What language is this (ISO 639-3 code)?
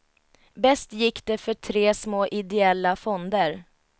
swe